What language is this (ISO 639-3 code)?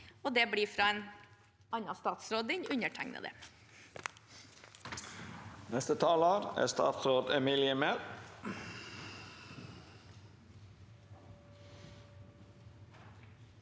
nor